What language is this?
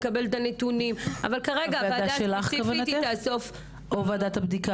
Hebrew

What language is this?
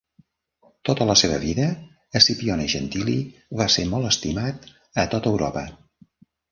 Catalan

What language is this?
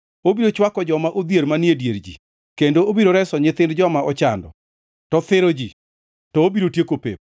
Luo (Kenya and Tanzania)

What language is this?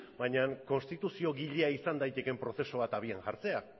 Basque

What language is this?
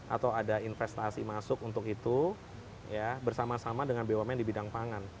Indonesian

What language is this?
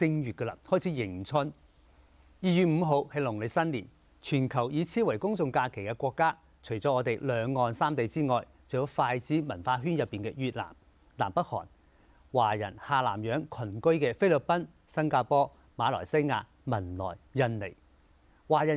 Chinese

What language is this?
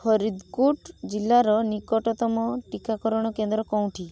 Odia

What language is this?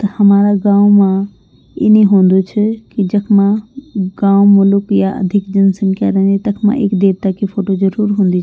Garhwali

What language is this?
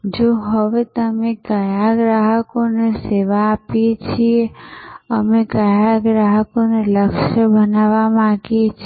Gujarati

